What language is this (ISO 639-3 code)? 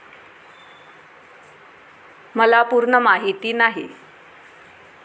mar